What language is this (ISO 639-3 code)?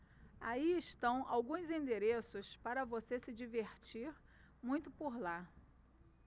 por